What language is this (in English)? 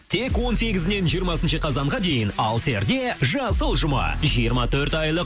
Kazakh